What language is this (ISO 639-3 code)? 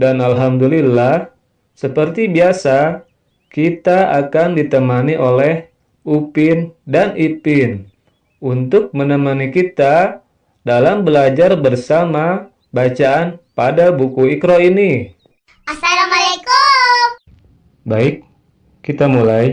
ind